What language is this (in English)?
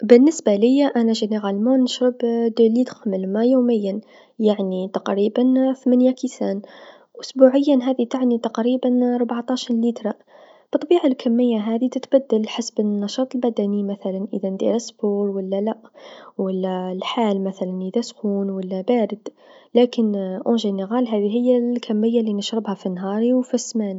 Tunisian Arabic